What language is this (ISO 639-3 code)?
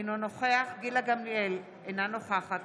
heb